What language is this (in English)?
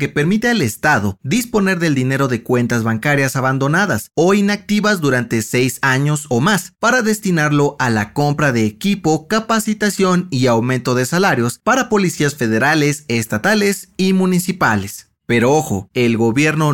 Spanish